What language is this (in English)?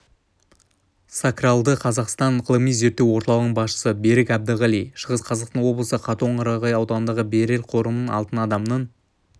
Kazakh